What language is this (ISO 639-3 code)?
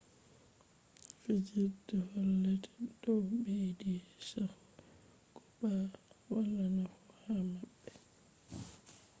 ful